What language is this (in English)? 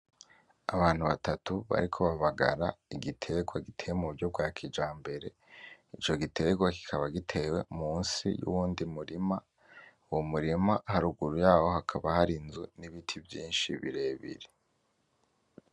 Rundi